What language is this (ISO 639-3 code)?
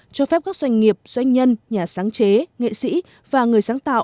vie